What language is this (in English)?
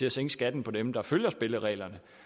Danish